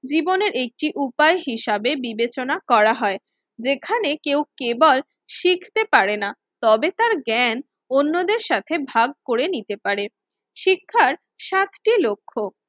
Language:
Bangla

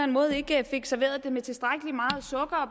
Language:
Danish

